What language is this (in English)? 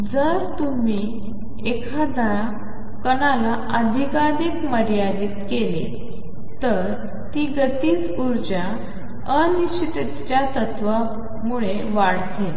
Marathi